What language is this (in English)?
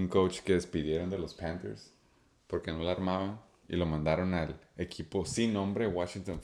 Spanish